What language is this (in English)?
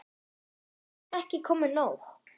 Icelandic